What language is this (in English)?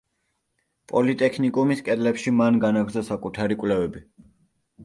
Georgian